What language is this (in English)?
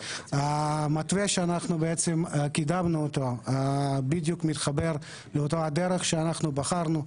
Hebrew